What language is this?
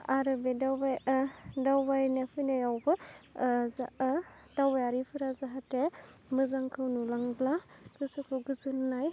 Bodo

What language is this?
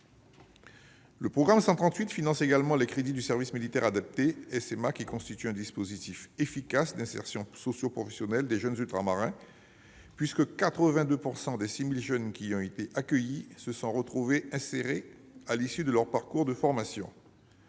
French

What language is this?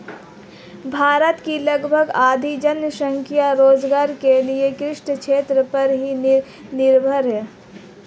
Hindi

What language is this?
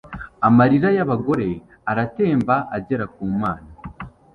Kinyarwanda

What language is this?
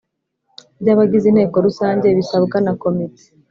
Kinyarwanda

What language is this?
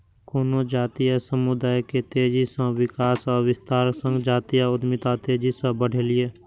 Maithili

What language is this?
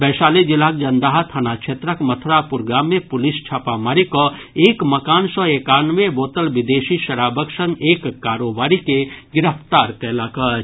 Maithili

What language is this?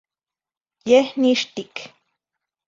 Zacatlán-Ahuacatlán-Tepetzintla Nahuatl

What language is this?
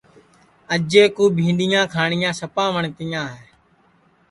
Sansi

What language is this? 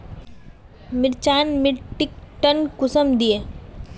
Magahi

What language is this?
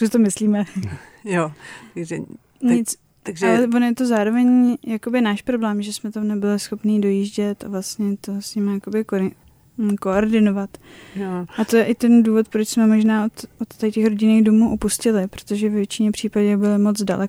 Czech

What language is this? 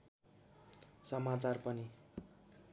Nepali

